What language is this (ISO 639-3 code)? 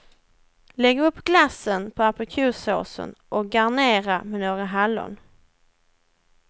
swe